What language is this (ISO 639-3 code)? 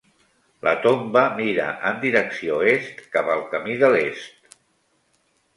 cat